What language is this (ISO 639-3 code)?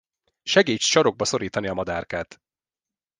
hun